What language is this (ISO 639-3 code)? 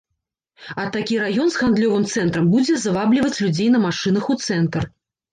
bel